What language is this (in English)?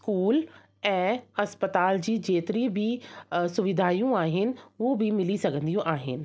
Sindhi